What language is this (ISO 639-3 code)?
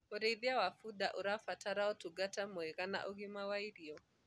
kik